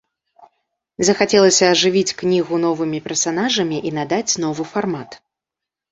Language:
Belarusian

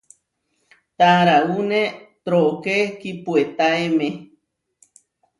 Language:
Huarijio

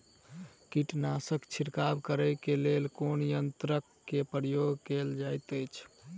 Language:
Maithili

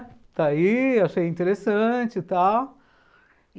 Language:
Portuguese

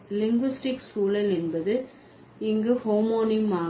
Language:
Tamil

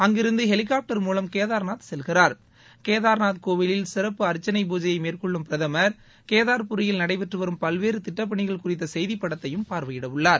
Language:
Tamil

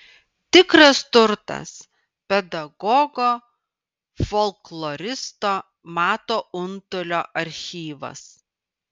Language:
Lithuanian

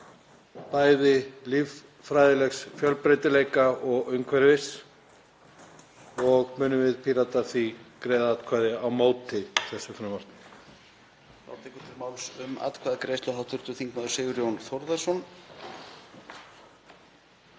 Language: Icelandic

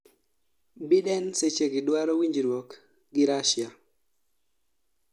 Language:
Luo (Kenya and Tanzania)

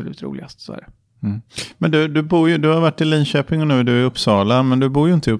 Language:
Swedish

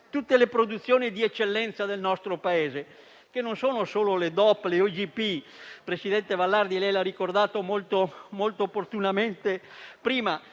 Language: Italian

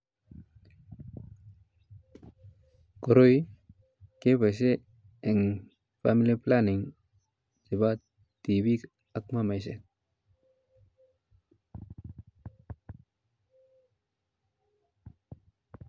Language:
Kalenjin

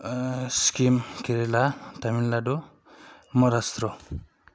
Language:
Bodo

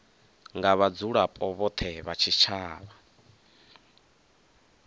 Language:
Venda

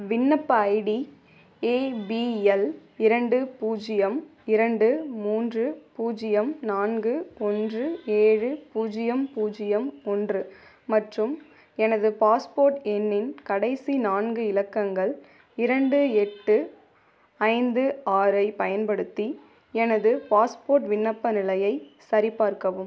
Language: Tamil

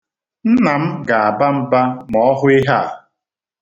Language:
Igbo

